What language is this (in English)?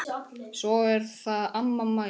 Icelandic